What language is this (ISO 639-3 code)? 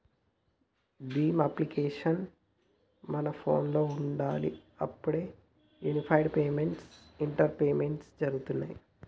tel